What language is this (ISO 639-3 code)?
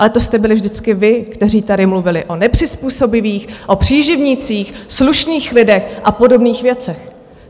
ces